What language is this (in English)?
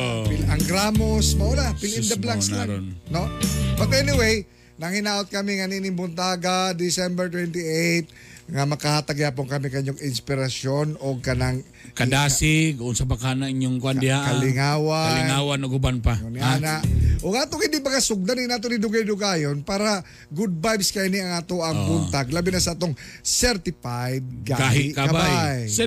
Filipino